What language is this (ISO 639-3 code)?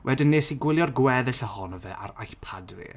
cym